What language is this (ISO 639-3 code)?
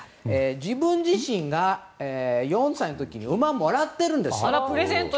jpn